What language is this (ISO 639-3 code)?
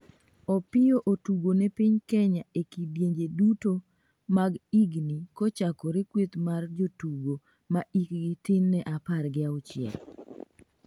luo